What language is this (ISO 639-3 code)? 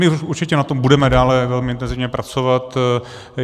ces